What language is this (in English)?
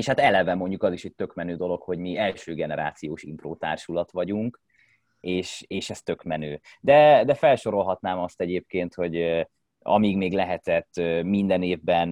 Hungarian